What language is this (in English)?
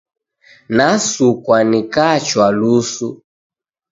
Taita